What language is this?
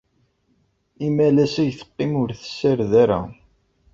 Kabyle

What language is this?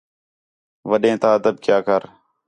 Khetrani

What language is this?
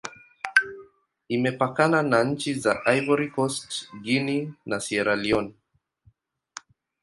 Swahili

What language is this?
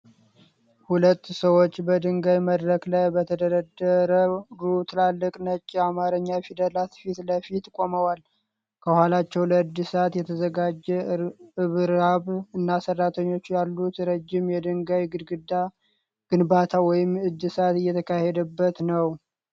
Amharic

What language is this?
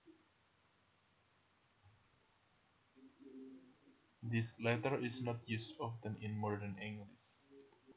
Javanese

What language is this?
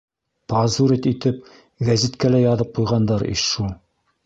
Bashkir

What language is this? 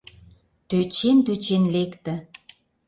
Mari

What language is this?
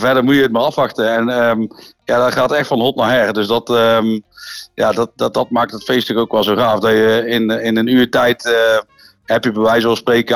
Dutch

